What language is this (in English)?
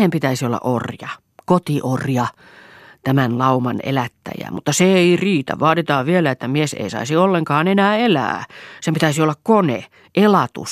Finnish